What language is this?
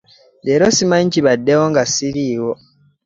Ganda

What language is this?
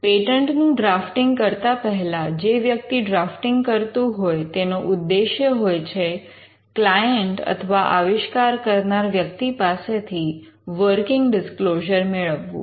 Gujarati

